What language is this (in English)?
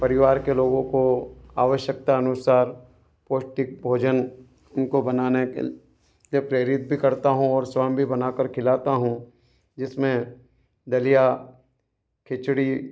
Hindi